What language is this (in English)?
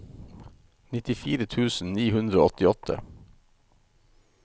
Norwegian